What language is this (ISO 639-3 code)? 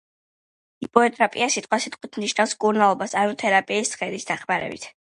kat